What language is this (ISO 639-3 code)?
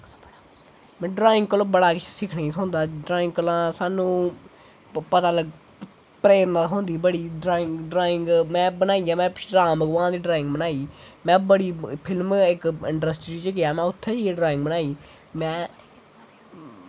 doi